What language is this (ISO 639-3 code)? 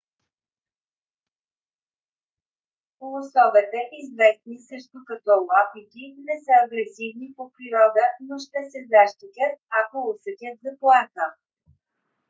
bul